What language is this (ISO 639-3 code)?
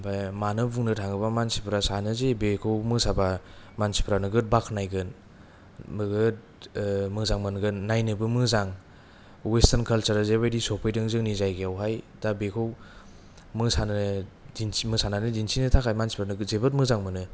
brx